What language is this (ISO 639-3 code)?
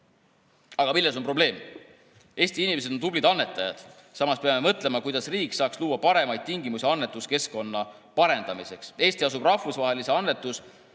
est